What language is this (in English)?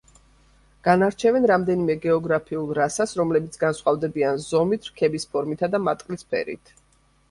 Georgian